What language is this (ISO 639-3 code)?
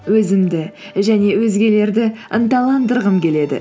kaz